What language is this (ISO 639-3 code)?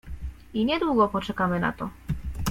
pol